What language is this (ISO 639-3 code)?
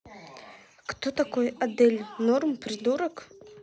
rus